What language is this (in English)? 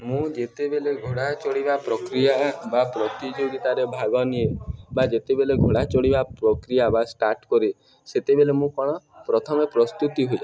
Odia